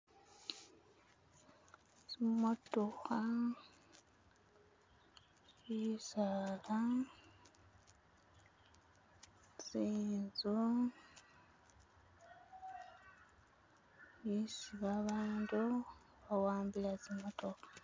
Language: Masaaba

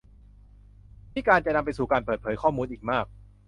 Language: Thai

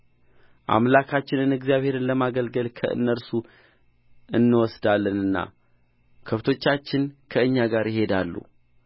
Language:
Amharic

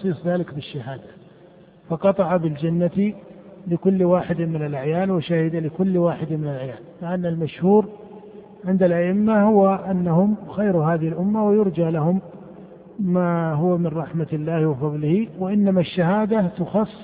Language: Arabic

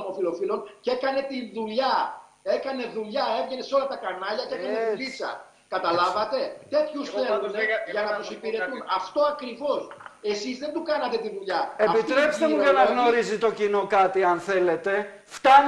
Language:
Greek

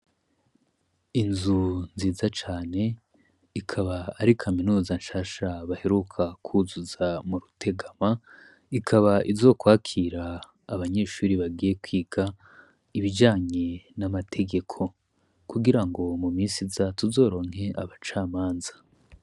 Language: Rundi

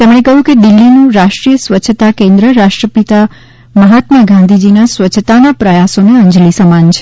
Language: Gujarati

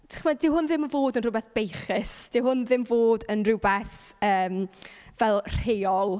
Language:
Welsh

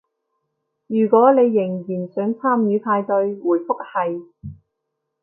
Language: Cantonese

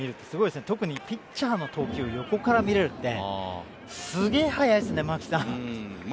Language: Japanese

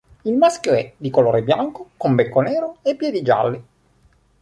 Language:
Italian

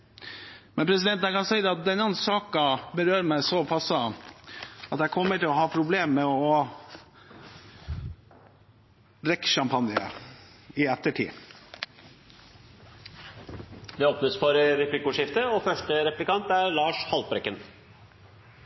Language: Norwegian Bokmål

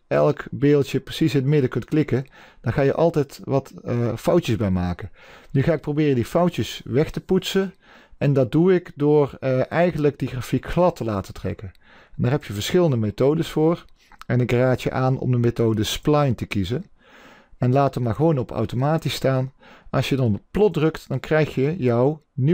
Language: Dutch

